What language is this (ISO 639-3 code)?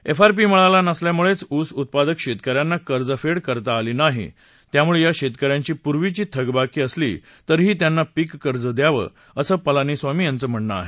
mar